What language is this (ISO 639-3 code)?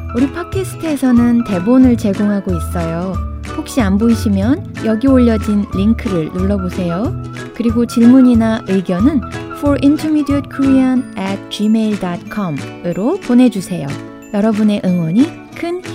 kor